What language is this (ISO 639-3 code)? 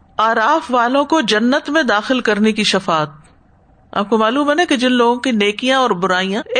urd